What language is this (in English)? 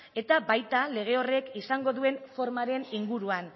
Basque